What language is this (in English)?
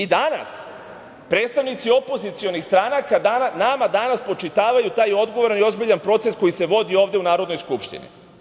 Serbian